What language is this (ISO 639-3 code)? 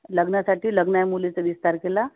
mar